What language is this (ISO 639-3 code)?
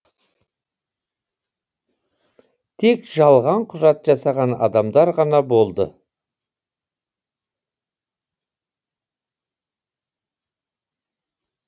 kaz